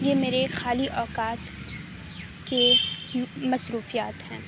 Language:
Urdu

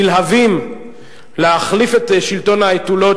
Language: Hebrew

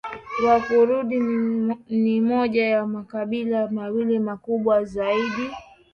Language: Swahili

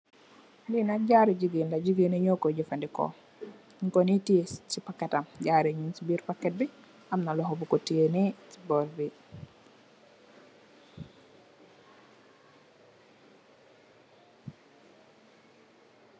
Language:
Wolof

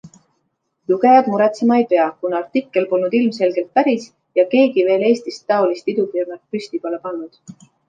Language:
Estonian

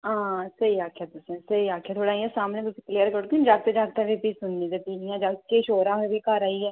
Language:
Dogri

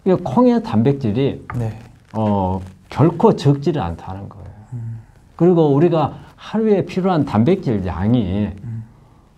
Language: Korean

